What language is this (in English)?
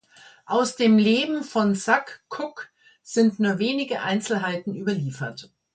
German